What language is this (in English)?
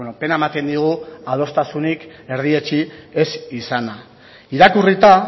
Basque